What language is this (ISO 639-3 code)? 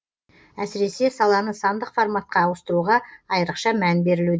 kaz